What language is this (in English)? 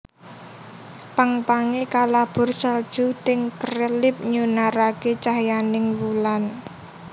Javanese